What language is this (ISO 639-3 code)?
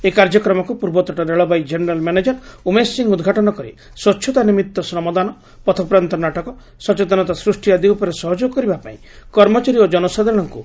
ori